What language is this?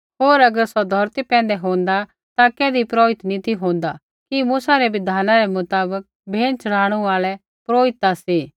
Kullu Pahari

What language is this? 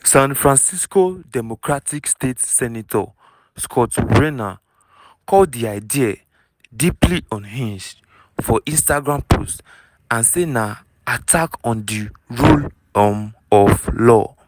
Nigerian Pidgin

